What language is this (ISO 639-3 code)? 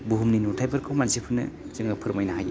brx